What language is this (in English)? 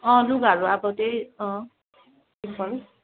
Nepali